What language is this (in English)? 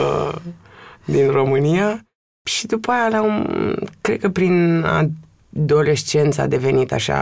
Romanian